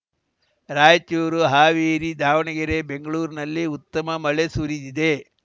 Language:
Kannada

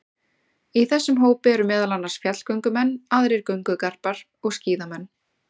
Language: Icelandic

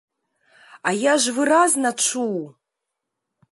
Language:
Belarusian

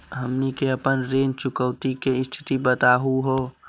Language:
Magahi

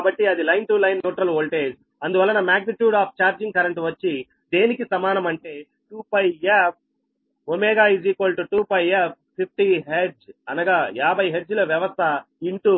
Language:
Telugu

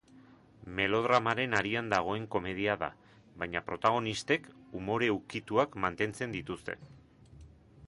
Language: Basque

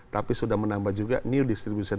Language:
Indonesian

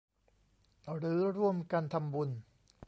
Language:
Thai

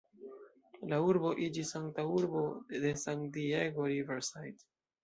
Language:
Esperanto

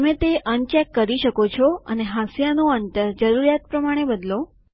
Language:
Gujarati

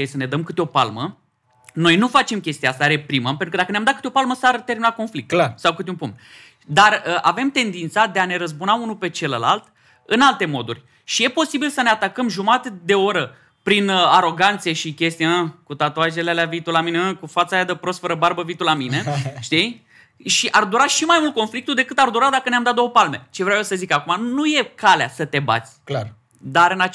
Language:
Romanian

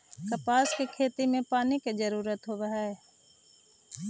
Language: Magahi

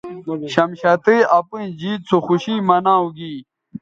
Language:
Bateri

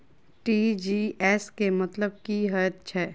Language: Maithili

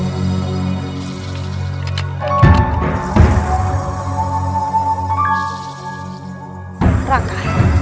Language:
Indonesian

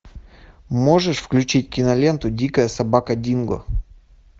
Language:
Russian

